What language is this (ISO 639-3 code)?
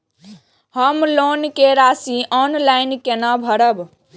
mai